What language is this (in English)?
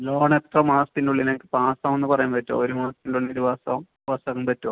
Malayalam